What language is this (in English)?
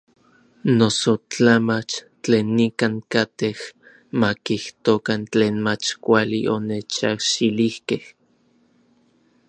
Orizaba Nahuatl